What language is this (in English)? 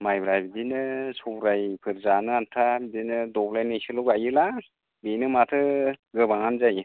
Bodo